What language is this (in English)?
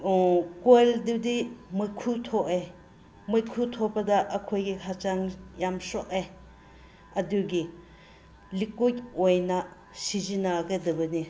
Manipuri